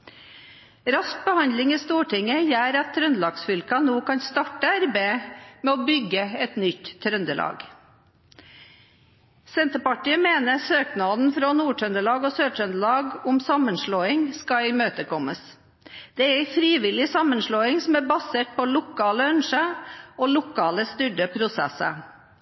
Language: Norwegian Bokmål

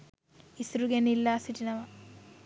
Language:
Sinhala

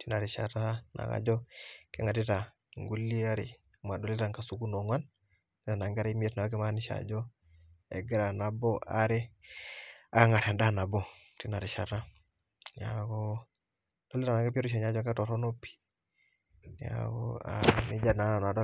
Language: Masai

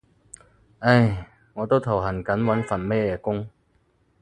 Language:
Cantonese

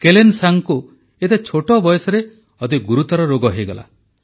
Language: Odia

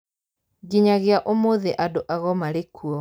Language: Kikuyu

